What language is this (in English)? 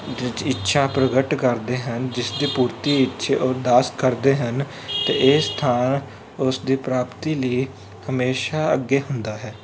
Punjabi